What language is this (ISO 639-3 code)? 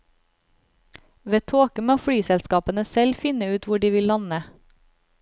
nor